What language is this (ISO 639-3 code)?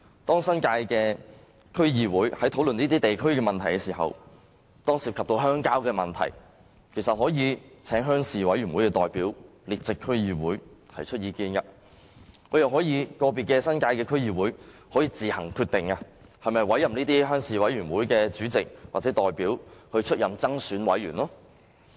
yue